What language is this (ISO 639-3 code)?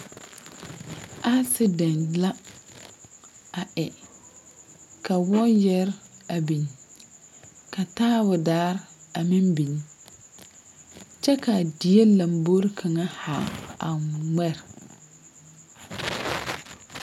dga